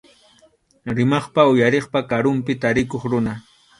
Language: Arequipa-La Unión Quechua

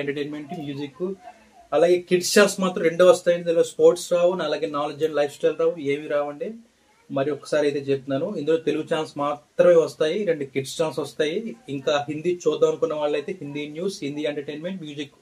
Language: Telugu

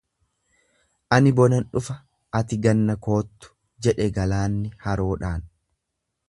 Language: Oromo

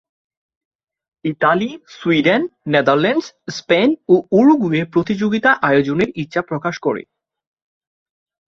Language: Bangla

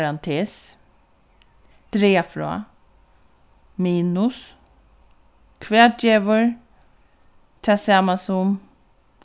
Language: Faroese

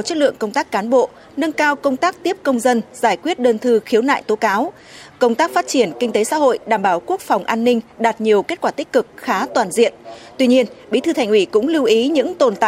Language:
Vietnamese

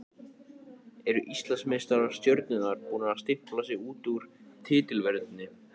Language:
Icelandic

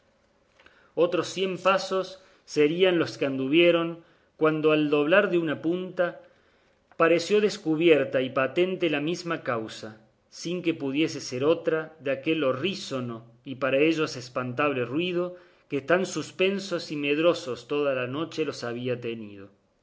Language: Spanish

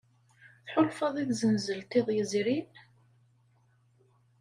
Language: Kabyle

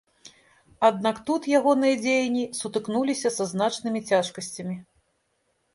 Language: Belarusian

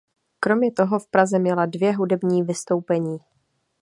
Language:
Czech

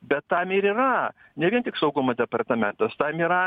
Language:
Lithuanian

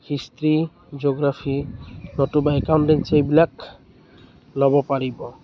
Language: Assamese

